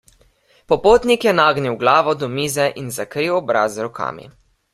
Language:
Slovenian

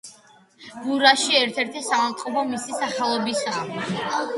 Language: Georgian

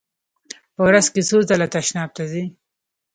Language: Pashto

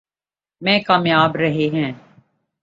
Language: Urdu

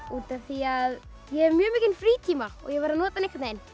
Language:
Icelandic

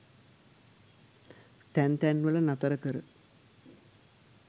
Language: Sinhala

